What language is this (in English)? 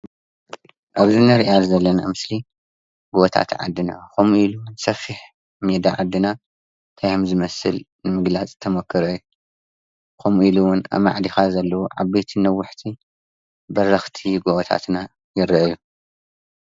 Tigrinya